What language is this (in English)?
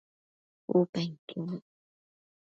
Matsés